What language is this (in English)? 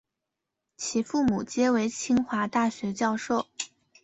Chinese